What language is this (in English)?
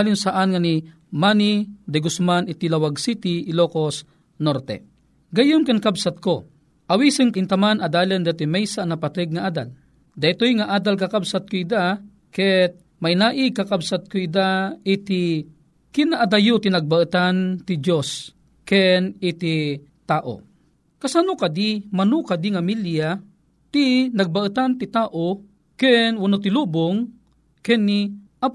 Filipino